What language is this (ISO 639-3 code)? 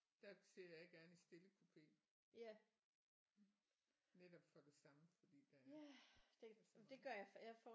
dan